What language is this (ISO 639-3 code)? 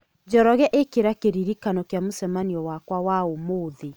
kik